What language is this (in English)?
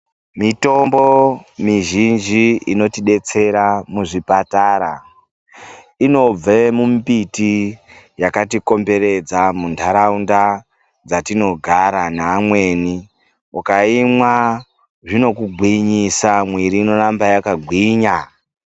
Ndau